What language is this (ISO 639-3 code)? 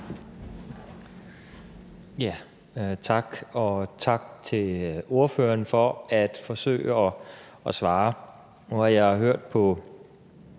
dan